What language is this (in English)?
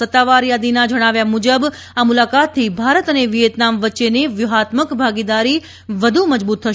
Gujarati